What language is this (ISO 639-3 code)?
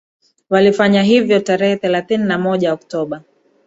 swa